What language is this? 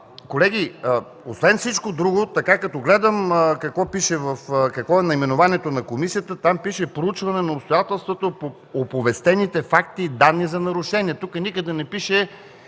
Bulgarian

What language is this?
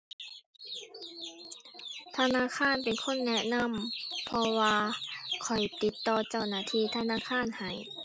Thai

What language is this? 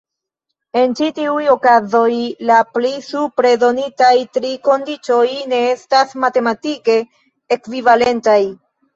Esperanto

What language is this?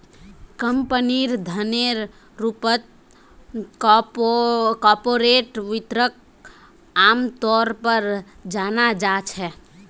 Magahi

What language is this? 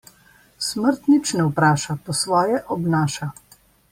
Slovenian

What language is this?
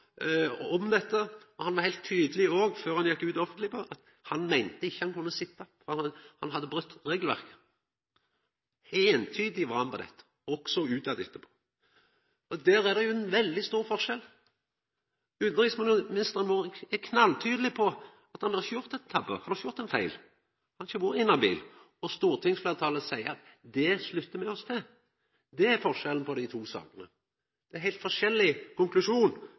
Norwegian Nynorsk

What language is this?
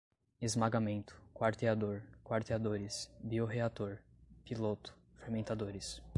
Portuguese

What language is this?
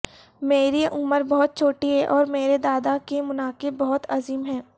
Urdu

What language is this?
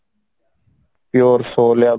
Odia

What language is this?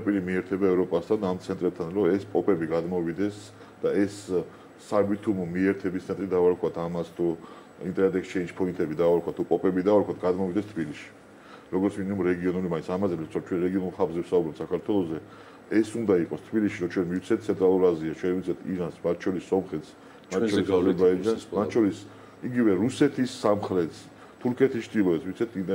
Romanian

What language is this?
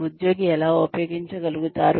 Telugu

